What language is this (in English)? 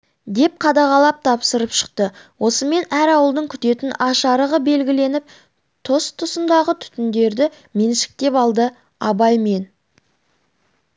Kazakh